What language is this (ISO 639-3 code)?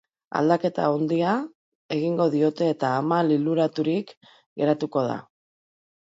eus